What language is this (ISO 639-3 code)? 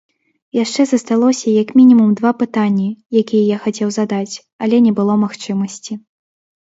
bel